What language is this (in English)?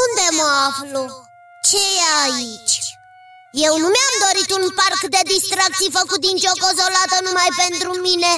Romanian